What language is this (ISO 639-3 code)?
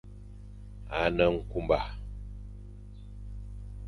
fan